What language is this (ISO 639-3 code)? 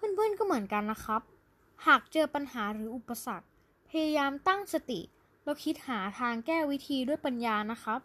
tha